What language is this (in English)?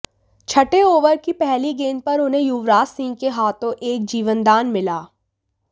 Hindi